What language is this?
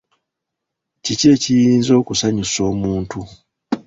Ganda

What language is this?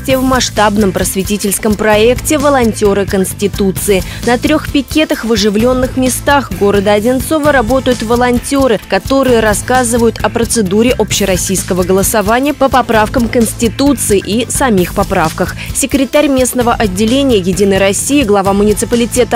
Russian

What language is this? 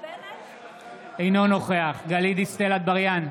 Hebrew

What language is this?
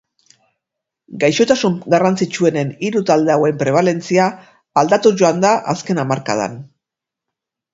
Basque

